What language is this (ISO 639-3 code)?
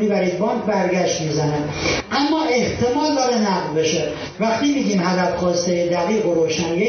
fas